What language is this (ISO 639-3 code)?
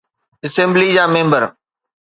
snd